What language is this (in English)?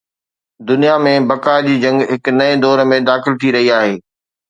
Sindhi